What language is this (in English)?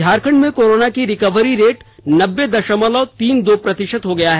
Hindi